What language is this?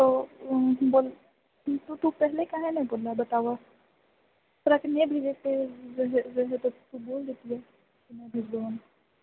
Maithili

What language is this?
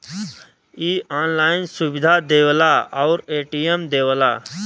Bhojpuri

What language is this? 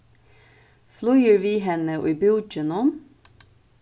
Faroese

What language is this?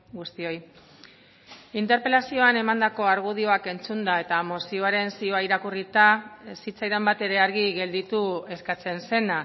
Basque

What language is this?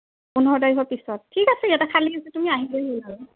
Assamese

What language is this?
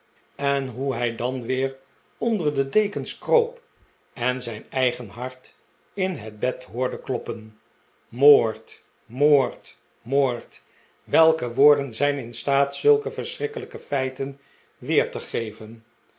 Dutch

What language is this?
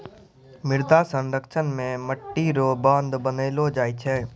Maithili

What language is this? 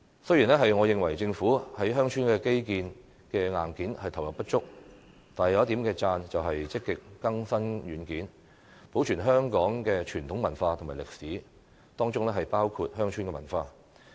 Cantonese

